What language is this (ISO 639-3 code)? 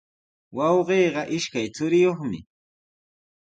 qws